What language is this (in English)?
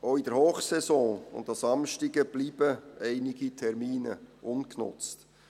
Swiss German